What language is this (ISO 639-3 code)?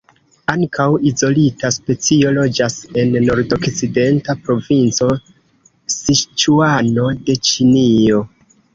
epo